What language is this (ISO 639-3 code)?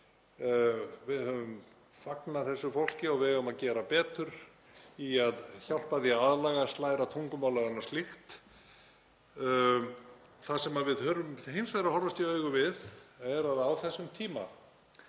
isl